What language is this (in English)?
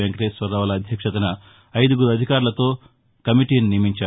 Telugu